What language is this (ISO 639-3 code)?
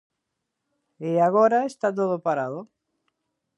glg